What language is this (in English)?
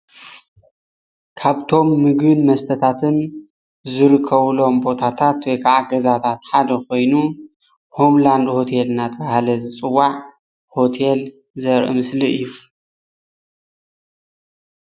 Tigrinya